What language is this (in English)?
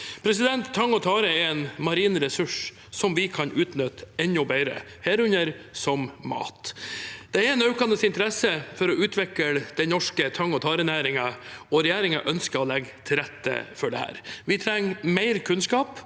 Norwegian